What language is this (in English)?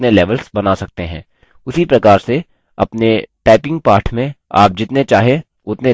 Hindi